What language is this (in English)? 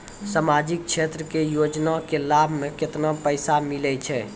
Maithili